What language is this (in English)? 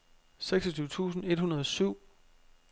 Danish